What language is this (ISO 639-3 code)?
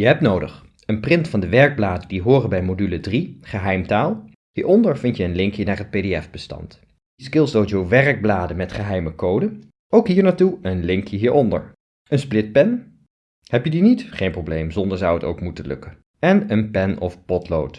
nld